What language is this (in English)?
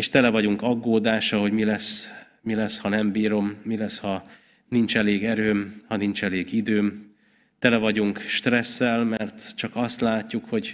Hungarian